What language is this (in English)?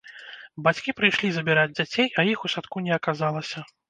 Belarusian